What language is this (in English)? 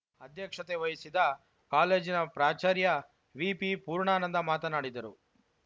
Kannada